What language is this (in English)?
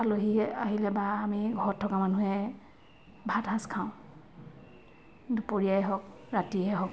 Assamese